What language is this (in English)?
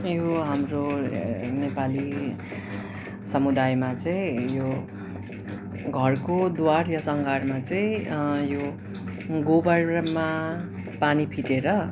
Nepali